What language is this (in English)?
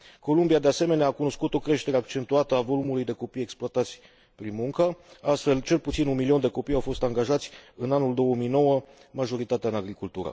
Romanian